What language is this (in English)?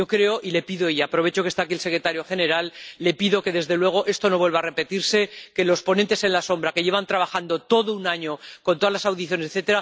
Spanish